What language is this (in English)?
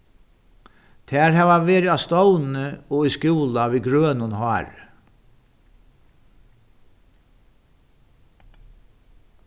Faroese